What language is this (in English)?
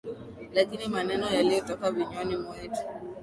Swahili